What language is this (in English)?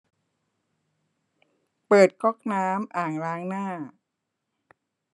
Thai